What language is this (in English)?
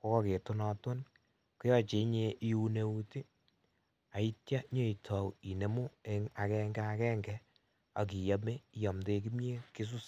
Kalenjin